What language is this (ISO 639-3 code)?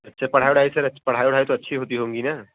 hin